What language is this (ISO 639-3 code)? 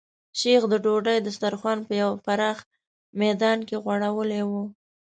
pus